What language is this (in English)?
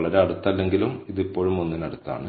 Malayalam